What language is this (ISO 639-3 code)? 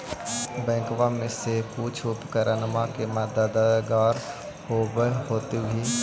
mag